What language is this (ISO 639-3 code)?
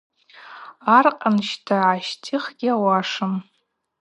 abq